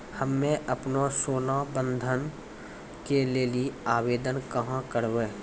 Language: Maithili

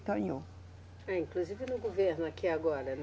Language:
Portuguese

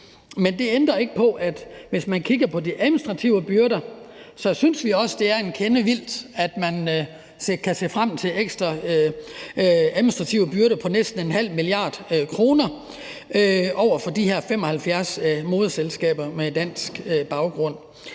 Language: Danish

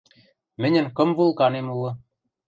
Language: Western Mari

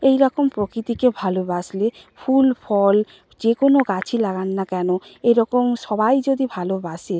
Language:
Bangla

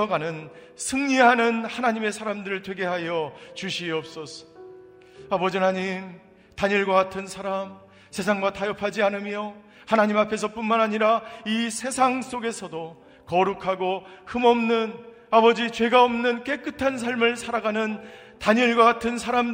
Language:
Korean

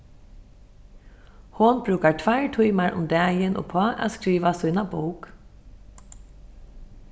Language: Faroese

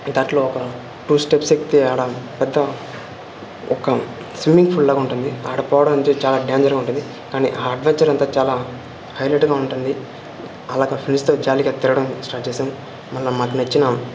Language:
Telugu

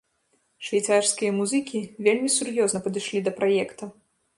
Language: Belarusian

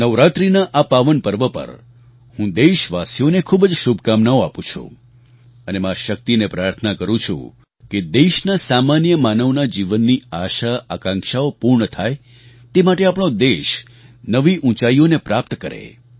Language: Gujarati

